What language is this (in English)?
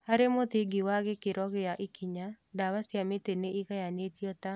Kikuyu